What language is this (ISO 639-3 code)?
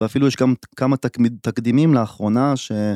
heb